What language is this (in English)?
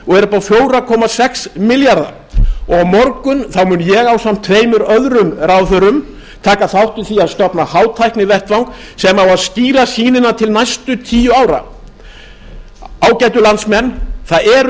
Icelandic